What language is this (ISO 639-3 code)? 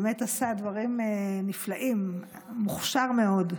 heb